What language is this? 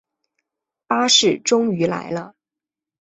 Chinese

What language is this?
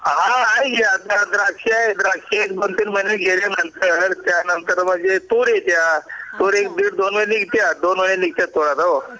Marathi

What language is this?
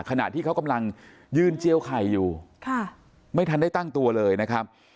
Thai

